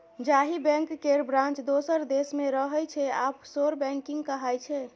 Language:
Maithili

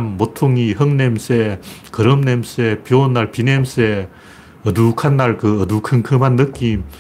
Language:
Korean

